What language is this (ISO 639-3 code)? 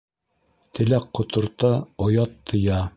bak